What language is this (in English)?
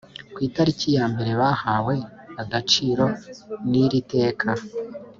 Kinyarwanda